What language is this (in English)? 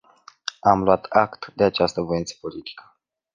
Romanian